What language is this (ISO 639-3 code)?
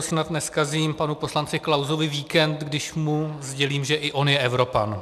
ces